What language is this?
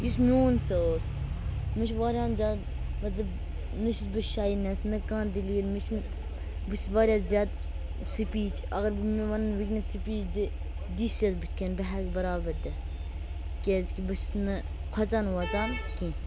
Kashmiri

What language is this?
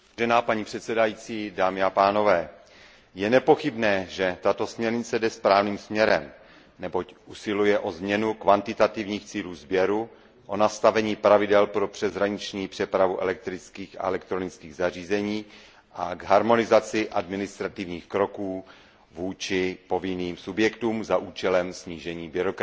Czech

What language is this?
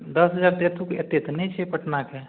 Maithili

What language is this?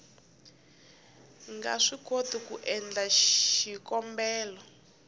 Tsonga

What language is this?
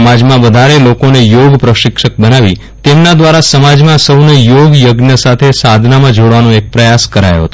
Gujarati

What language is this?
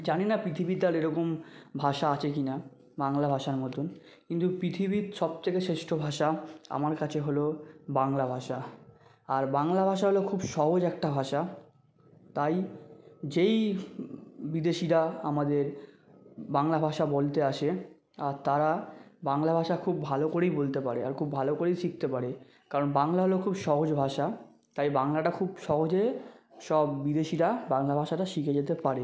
Bangla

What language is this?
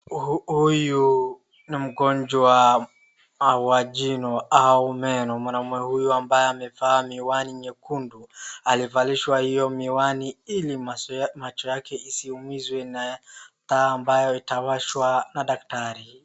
Swahili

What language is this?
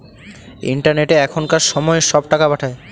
Bangla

